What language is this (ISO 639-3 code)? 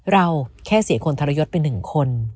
tha